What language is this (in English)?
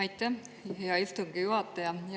Estonian